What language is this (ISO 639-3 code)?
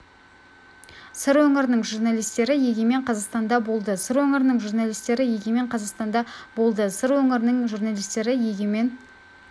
kaz